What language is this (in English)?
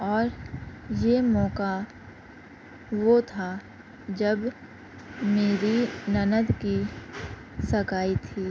Urdu